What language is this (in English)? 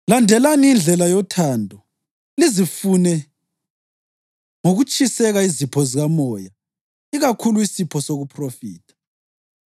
North Ndebele